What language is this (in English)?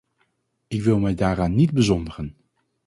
Dutch